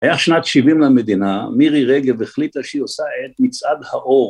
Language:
Hebrew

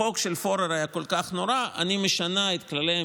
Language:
Hebrew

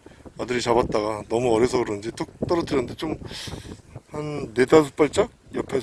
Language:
Korean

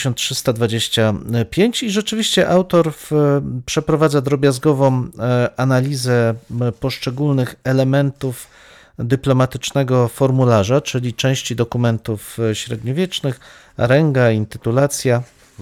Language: Polish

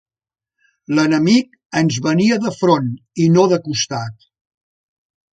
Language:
Catalan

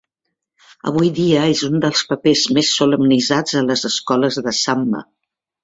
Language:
Catalan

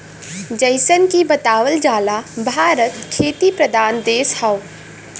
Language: Bhojpuri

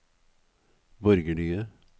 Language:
Norwegian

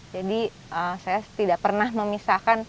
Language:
Indonesian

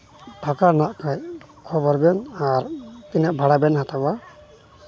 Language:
Santali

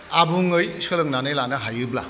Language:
Bodo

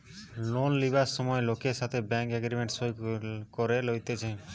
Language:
Bangla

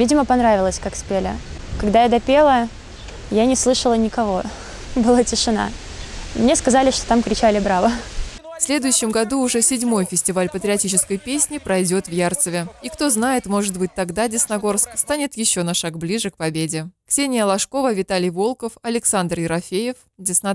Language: Russian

